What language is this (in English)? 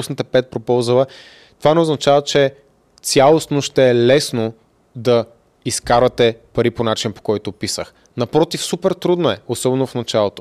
Bulgarian